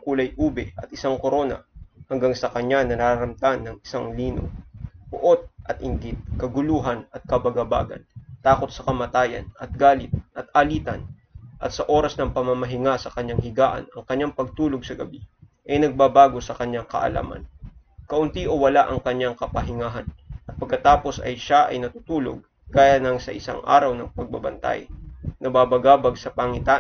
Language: Filipino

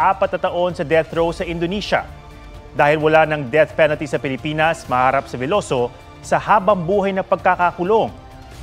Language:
Filipino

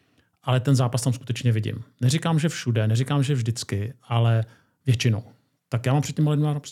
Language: Czech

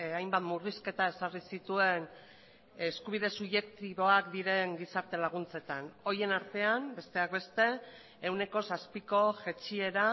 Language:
Basque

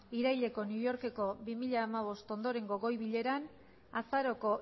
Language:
Basque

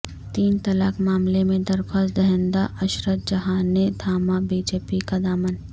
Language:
Urdu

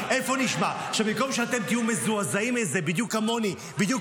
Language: Hebrew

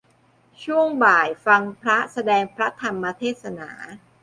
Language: Thai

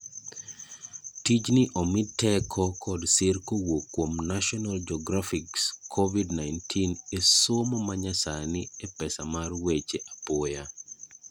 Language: Luo (Kenya and Tanzania)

